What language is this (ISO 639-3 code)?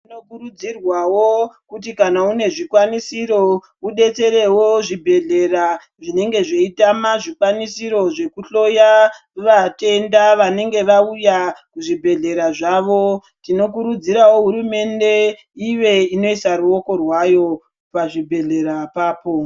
ndc